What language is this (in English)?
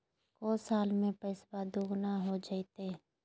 Magahi